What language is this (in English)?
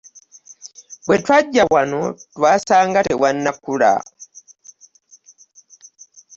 Ganda